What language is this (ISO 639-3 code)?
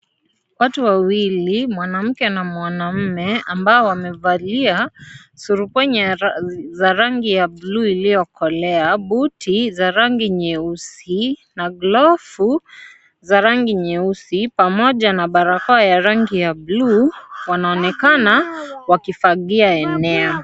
swa